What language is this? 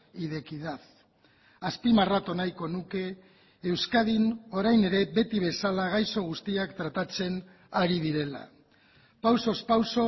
Basque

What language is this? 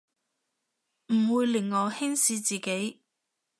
Cantonese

